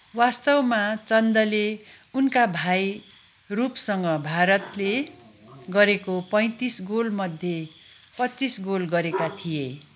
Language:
Nepali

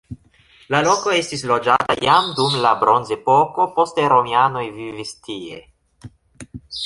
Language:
Esperanto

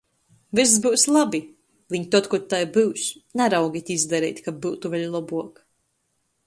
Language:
Latgalian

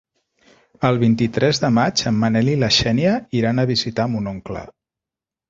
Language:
Catalan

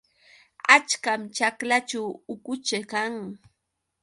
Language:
Yauyos Quechua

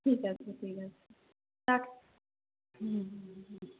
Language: Bangla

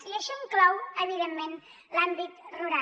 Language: Catalan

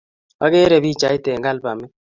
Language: Kalenjin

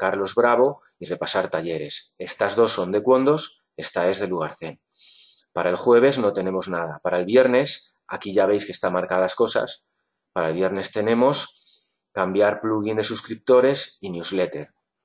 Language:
Spanish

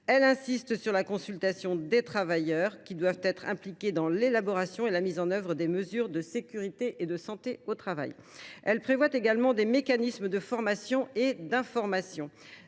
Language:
French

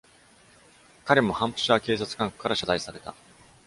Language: Japanese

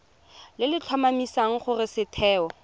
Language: Tswana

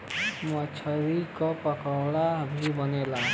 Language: Bhojpuri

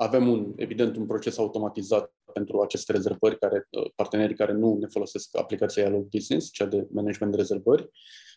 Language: Romanian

